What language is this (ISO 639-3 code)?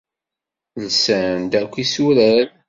kab